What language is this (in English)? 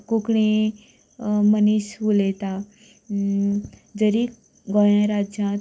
Konkani